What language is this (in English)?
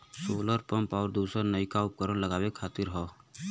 Bhojpuri